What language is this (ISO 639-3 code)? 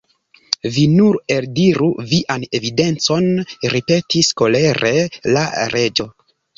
epo